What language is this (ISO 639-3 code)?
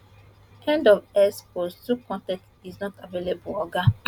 pcm